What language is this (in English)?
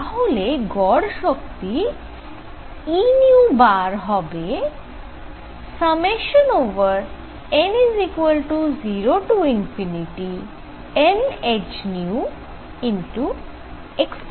Bangla